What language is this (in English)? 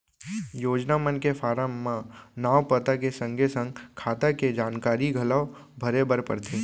Chhattisgarhi